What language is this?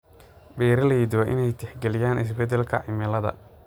Somali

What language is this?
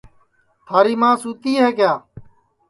Sansi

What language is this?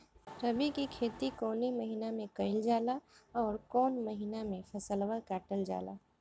Bhojpuri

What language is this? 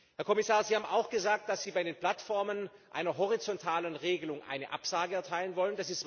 German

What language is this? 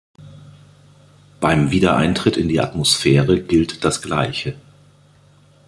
German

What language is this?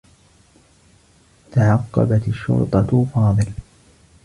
Arabic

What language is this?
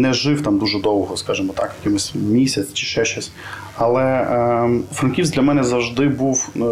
Ukrainian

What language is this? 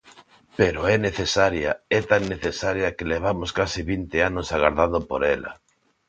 Galician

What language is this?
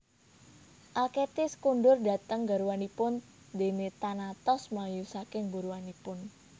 Javanese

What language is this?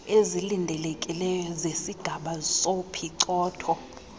Xhosa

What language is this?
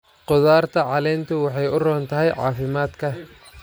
Somali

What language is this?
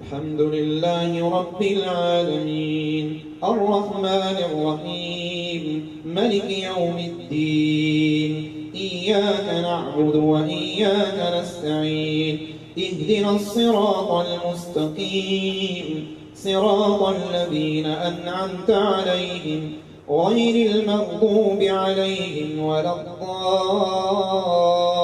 Arabic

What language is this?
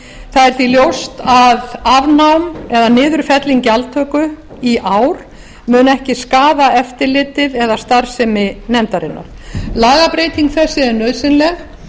Icelandic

